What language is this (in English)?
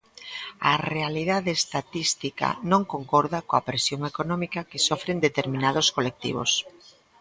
Galician